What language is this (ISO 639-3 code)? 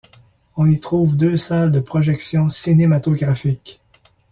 fra